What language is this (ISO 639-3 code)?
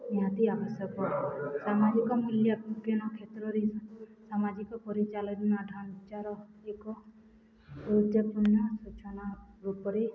ori